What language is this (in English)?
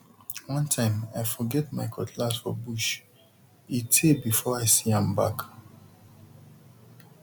Nigerian Pidgin